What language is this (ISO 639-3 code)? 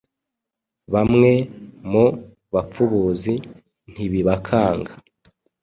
kin